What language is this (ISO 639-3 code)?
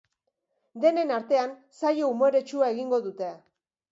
eus